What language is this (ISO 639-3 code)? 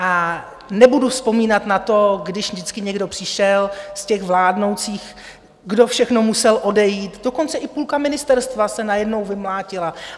ces